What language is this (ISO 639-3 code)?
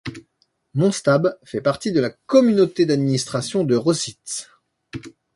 fra